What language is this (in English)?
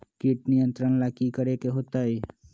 Magahi